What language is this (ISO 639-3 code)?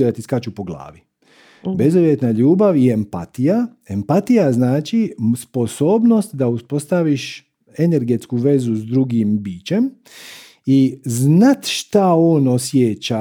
hrv